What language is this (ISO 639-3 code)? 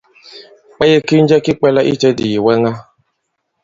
abb